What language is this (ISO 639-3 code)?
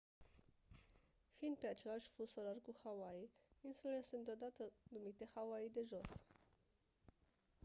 ron